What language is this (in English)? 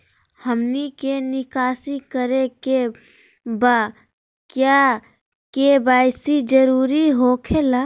Magahi